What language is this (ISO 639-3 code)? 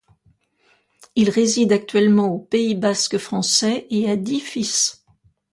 fra